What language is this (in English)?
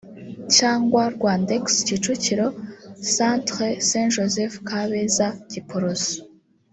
Kinyarwanda